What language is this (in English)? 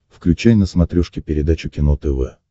Russian